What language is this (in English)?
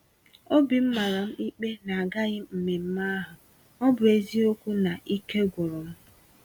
Igbo